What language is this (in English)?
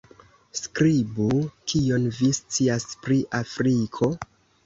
Esperanto